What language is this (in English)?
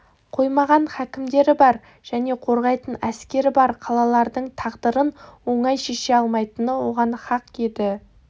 Kazakh